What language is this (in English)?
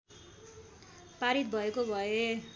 Nepali